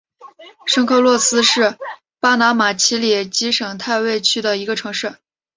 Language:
Chinese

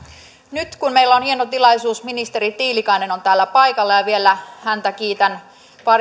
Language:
Finnish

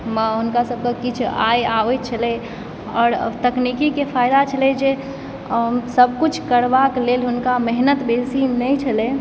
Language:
Maithili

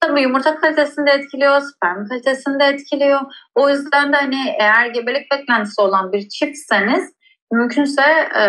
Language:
Turkish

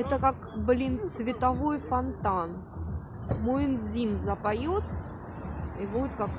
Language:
Russian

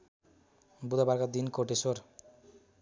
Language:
Nepali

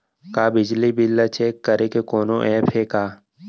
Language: Chhattisgarhi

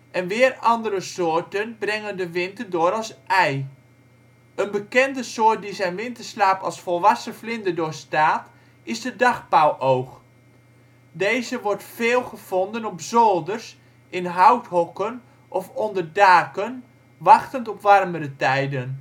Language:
Dutch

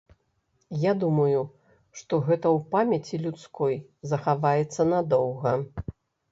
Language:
Belarusian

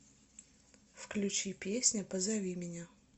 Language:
Russian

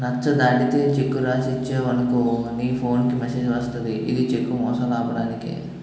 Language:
Telugu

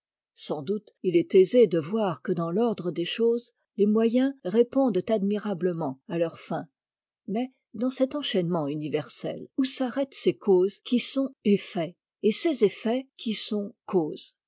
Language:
French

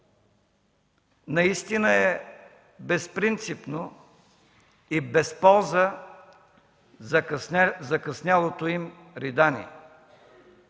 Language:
Bulgarian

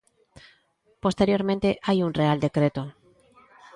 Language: Galician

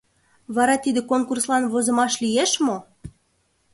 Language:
Mari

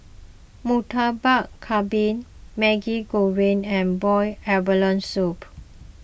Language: English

